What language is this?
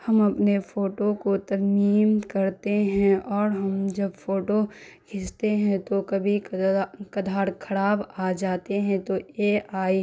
Urdu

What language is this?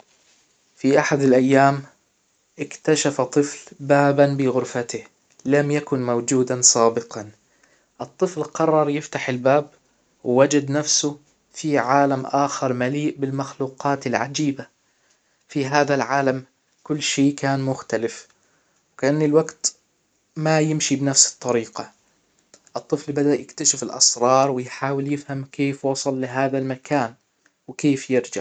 Hijazi Arabic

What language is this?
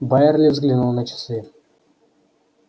Russian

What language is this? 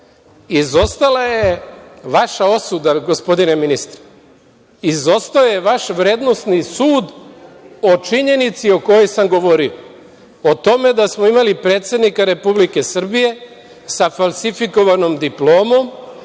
Serbian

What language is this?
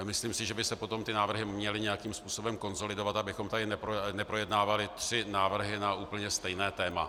Czech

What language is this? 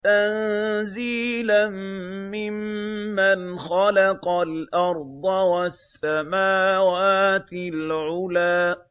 Arabic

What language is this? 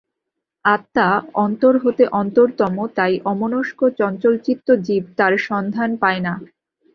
Bangla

